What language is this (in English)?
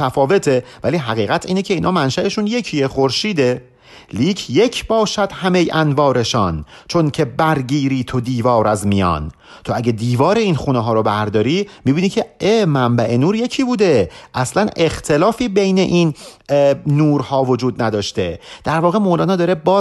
Persian